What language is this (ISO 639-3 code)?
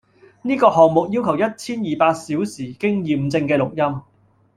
yue